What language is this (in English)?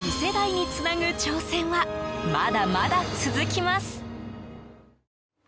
Japanese